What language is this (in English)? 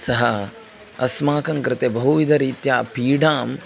Sanskrit